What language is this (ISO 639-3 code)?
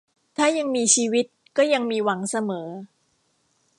tha